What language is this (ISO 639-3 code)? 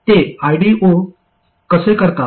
mar